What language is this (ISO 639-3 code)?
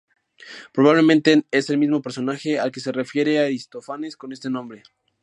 spa